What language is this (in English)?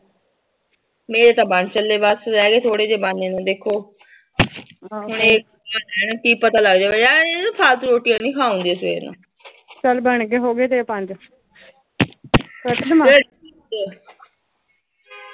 Punjabi